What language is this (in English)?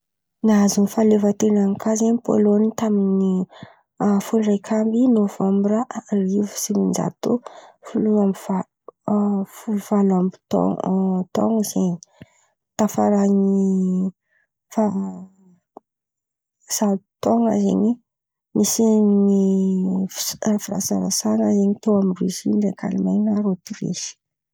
Antankarana Malagasy